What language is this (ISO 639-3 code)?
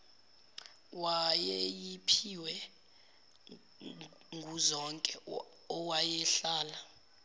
zul